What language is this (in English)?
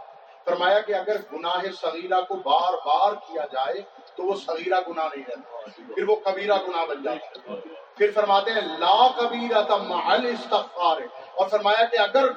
Urdu